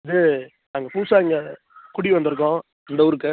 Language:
Tamil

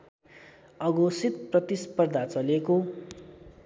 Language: Nepali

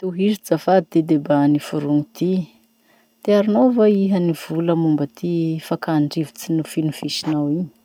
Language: Masikoro Malagasy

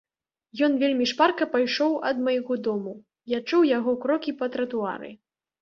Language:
Belarusian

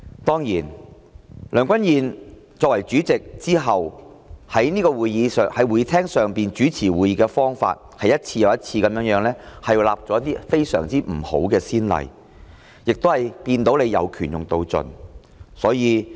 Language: Cantonese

